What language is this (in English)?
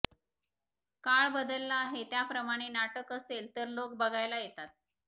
Marathi